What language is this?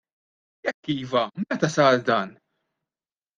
Maltese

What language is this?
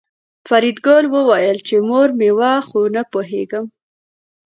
Pashto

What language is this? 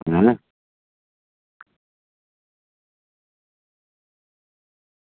Dogri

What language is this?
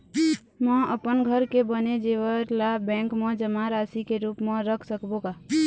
Chhattisgarhi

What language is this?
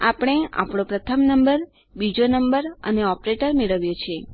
Gujarati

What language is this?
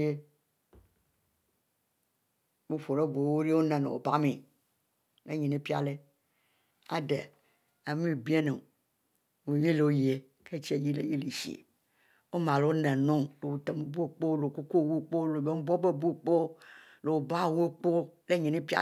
Mbe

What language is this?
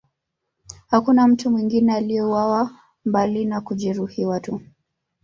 Swahili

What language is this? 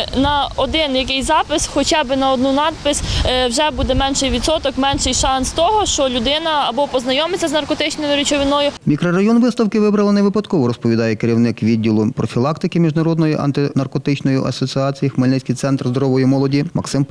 Ukrainian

